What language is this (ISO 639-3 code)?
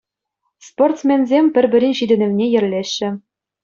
chv